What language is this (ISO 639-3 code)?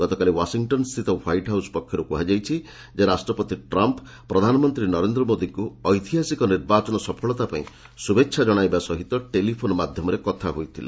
ori